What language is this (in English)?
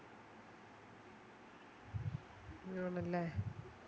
Malayalam